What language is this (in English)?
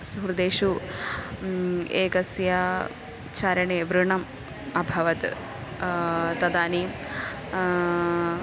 Sanskrit